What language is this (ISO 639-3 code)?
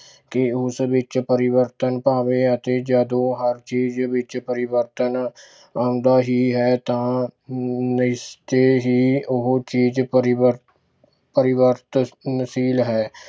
pan